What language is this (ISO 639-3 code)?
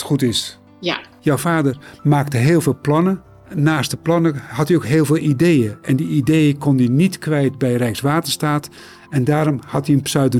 nld